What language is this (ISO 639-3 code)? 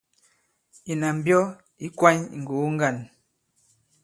abb